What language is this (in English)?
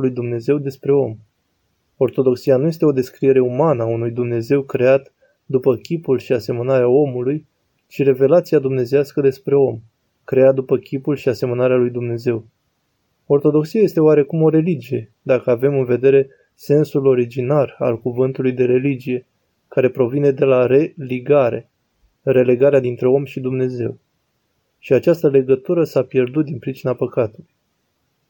Romanian